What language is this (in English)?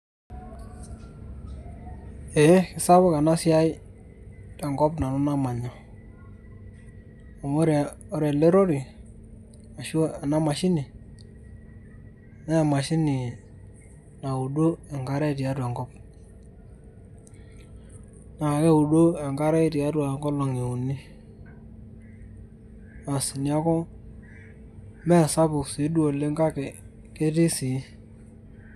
Masai